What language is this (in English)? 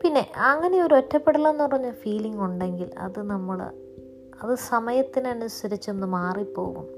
Malayalam